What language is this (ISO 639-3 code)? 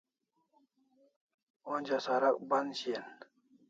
kls